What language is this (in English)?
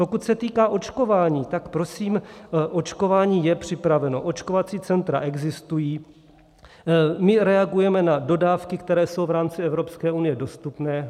Czech